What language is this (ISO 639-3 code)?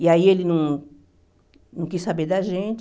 por